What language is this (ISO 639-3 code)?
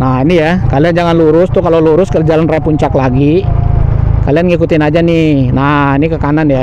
ind